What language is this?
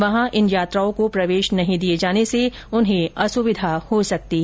Hindi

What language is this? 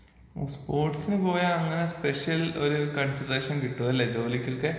Malayalam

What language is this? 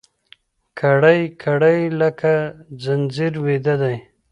Pashto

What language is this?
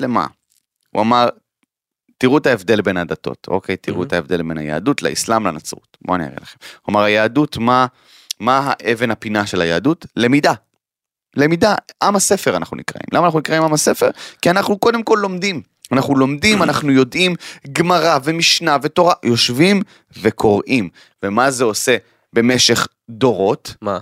Hebrew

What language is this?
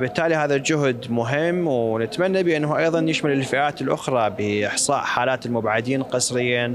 Arabic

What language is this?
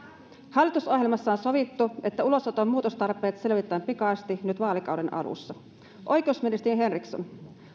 Finnish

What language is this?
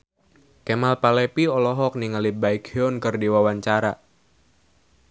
Sundanese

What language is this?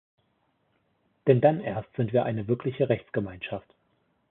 German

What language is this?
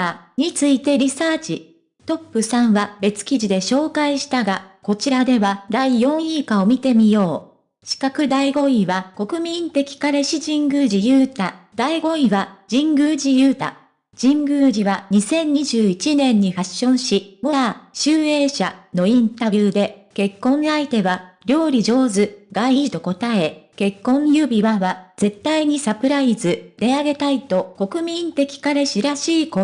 Japanese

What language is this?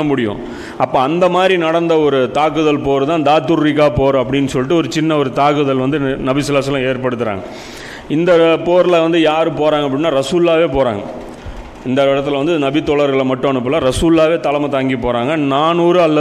Tamil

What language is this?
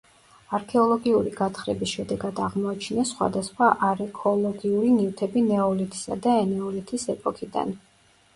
Georgian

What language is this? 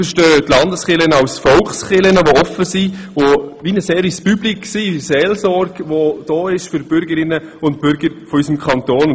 Swiss German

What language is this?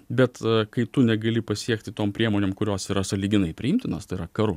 Lithuanian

